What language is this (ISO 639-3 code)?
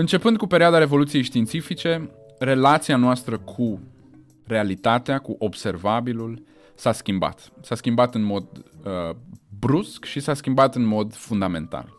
ron